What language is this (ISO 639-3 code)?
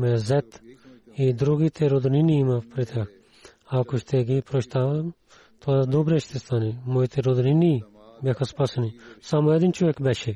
bul